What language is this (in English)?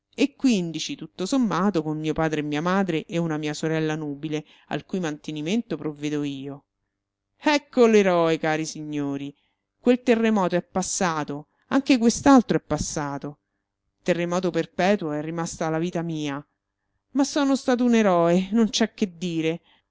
Italian